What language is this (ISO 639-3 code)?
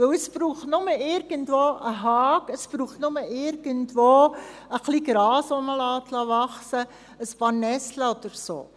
gsw